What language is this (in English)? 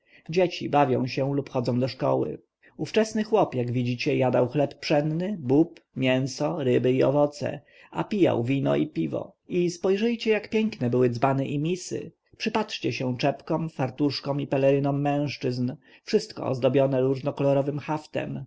Polish